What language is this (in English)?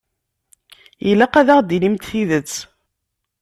Kabyle